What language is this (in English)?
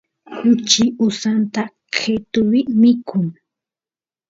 Santiago del Estero Quichua